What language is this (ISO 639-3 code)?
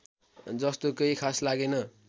nep